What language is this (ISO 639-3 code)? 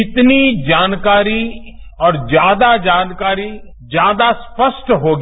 hin